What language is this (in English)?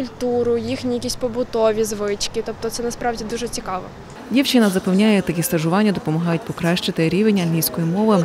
Ukrainian